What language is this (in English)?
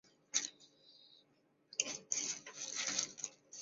Chinese